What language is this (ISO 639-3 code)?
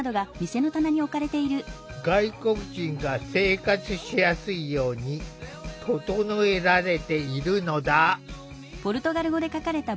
jpn